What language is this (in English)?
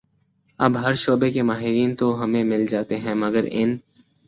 Urdu